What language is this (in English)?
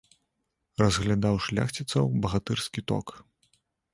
Belarusian